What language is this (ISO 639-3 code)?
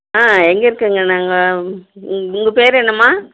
tam